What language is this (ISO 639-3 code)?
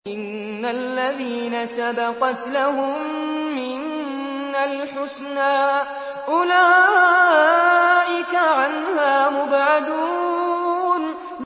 ara